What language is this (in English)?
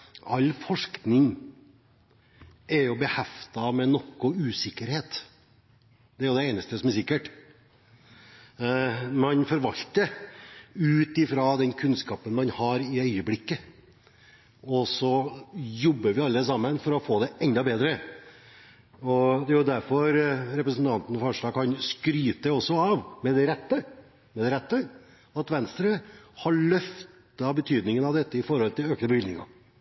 Norwegian Bokmål